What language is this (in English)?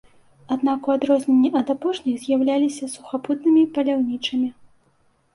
Belarusian